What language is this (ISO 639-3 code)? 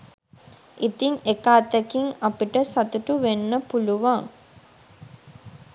sin